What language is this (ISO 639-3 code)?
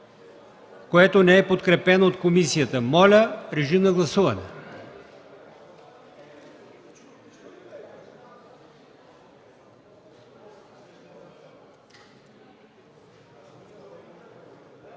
bul